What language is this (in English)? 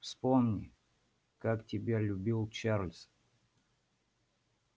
Russian